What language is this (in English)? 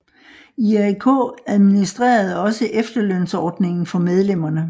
Danish